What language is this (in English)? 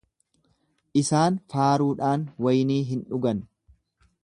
Oromo